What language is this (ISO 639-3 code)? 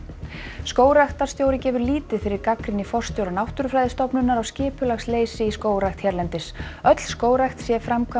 isl